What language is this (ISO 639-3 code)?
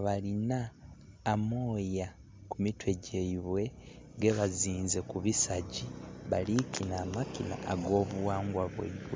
xog